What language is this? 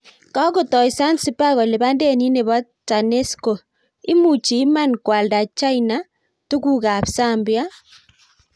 Kalenjin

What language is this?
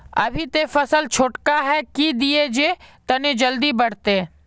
Magahi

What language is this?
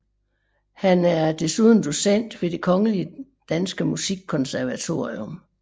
Danish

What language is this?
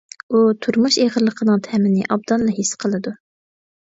Uyghur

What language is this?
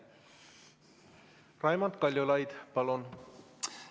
Estonian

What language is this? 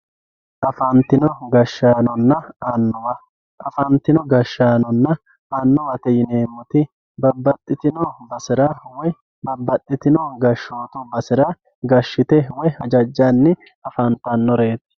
Sidamo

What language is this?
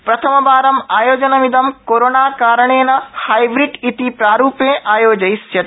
Sanskrit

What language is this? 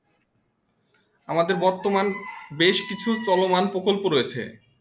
Bangla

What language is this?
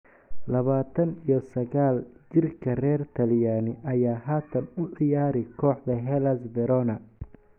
Somali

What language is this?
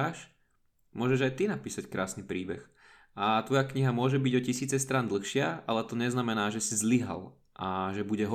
Slovak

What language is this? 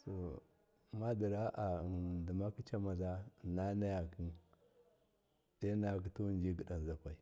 Miya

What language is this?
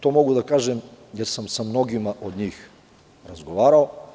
Serbian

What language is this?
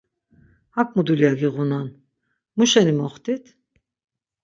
Laz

